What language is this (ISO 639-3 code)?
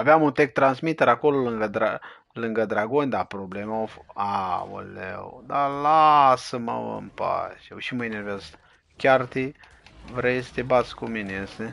ron